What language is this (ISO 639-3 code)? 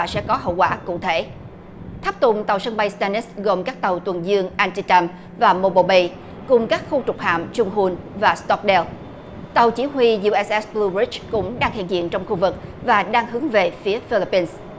vie